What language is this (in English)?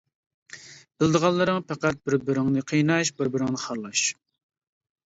Uyghur